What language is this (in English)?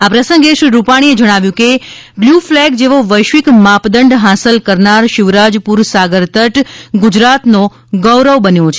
Gujarati